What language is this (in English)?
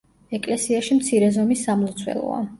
Georgian